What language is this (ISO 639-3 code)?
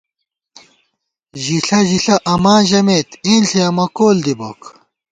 gwt